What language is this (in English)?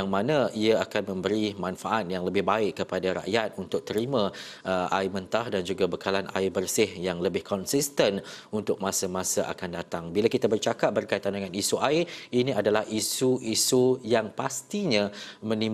Malay